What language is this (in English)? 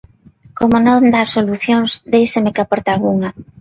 Galician